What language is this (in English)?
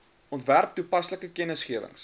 Afrikaans